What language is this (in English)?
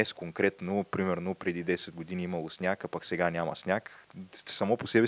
Bulgarian